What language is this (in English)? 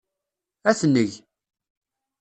Kabyle